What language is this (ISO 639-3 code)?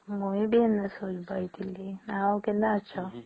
ori